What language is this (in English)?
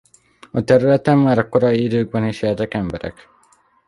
Hungarian